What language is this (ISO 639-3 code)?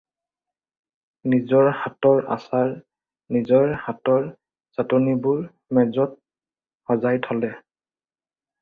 asm